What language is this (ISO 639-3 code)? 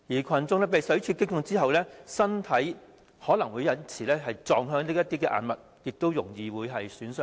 yue